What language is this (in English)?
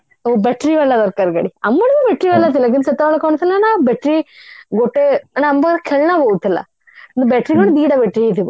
Odia